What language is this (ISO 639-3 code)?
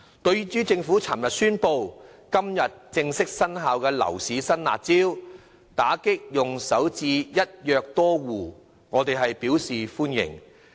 yue